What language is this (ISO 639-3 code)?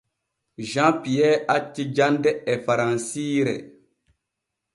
fue